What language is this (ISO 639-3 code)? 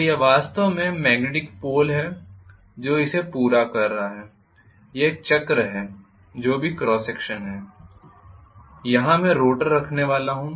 hin